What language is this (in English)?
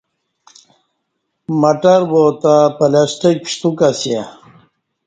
Kati